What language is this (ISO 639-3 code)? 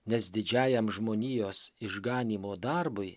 lit